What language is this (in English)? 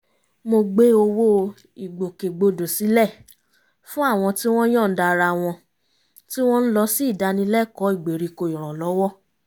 Yoruba